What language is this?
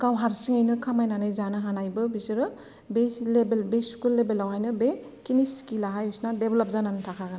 Bodo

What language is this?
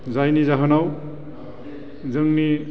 Bodo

